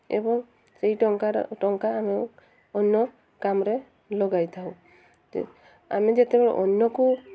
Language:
Odia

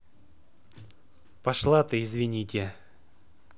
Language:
Russian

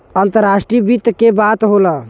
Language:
Bhojpuri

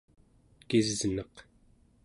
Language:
Central Yupik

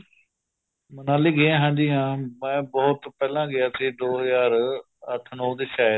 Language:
Punjabi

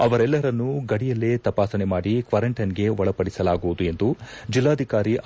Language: Kannada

